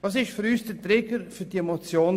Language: Swiss German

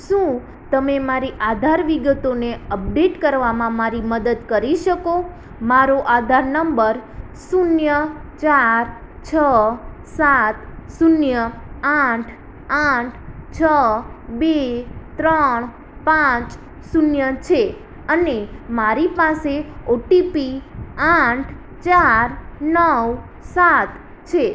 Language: Gujarati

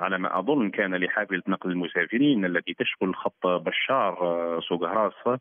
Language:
Arabic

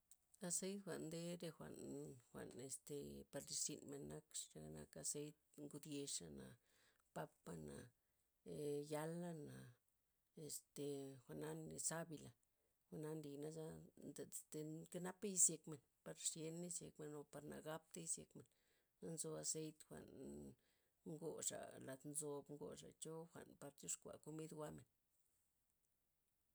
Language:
Loxicha Zapotec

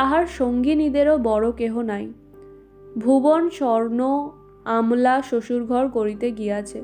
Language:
Bangla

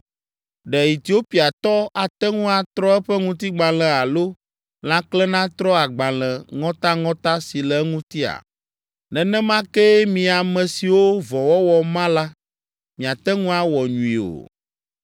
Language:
Ewe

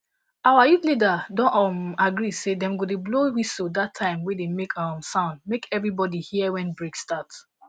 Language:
Nigerian Pidgin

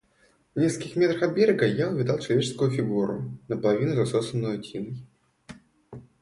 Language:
Russian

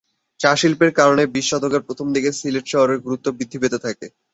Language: Bangla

